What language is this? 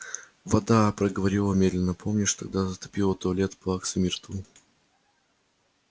Russian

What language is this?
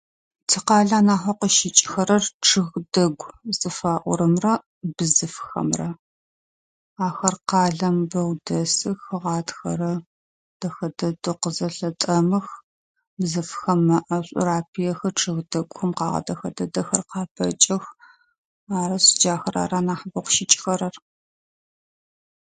Adyghe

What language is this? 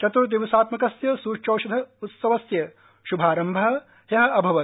Sanskrit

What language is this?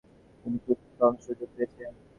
Bangla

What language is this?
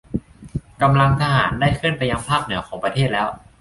Thai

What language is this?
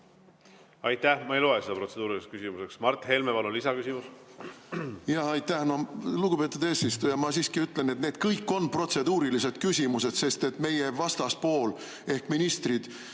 Estonian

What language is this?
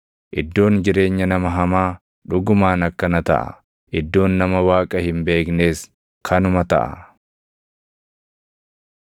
Oromo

